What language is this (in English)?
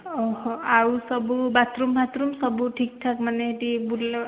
Odia